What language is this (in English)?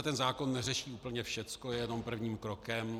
Czech